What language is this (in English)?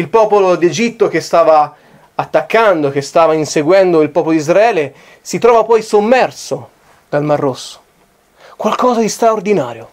Italian